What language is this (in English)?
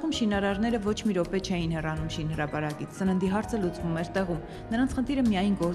Russian